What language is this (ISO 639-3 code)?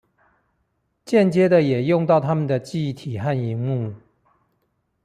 zho